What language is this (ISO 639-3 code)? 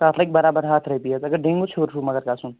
kas